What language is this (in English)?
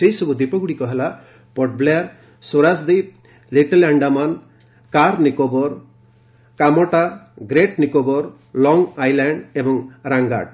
Odia